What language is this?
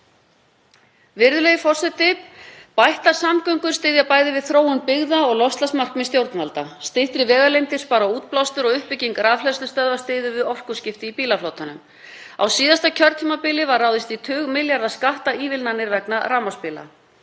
Icelandic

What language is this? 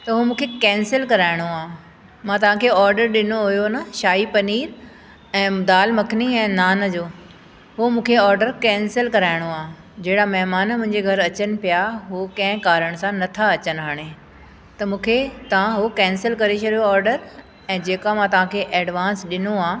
Sindhi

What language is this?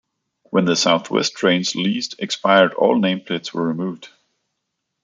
English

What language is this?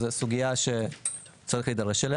Hebrew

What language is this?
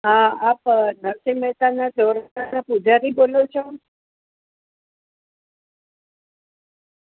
Gujarati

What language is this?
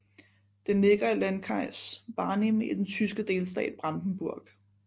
Danish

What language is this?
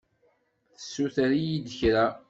Kabyle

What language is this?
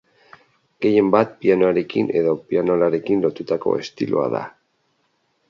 Basque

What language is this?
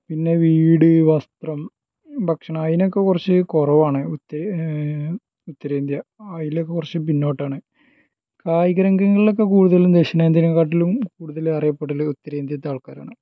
Malayalam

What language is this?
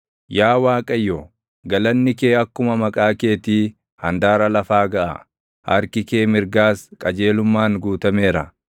Oromo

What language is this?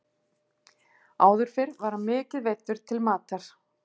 Icelandic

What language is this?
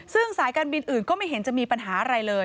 Thai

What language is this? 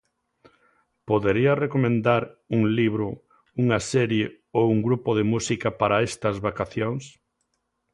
Galician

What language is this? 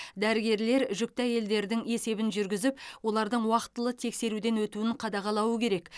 Kazakh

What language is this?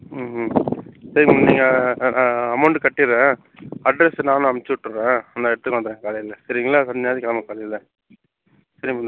Tamil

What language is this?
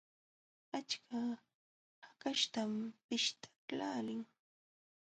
Jauja Wanca Quechua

